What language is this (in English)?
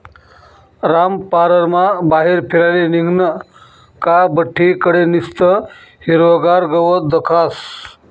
Marathi